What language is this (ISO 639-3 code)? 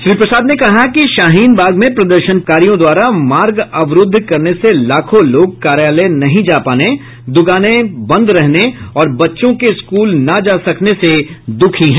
hin